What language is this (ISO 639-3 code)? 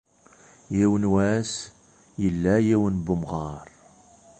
kab